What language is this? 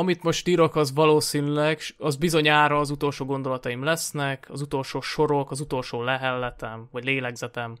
Hungarian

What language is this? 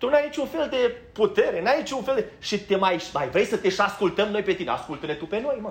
Romanian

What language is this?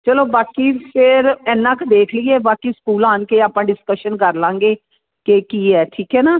Punjabi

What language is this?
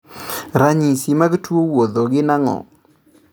Luo (Kenya and Tanzania)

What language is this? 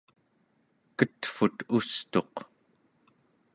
Central Yupik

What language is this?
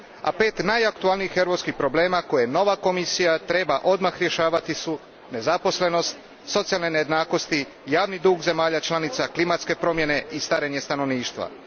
Croatian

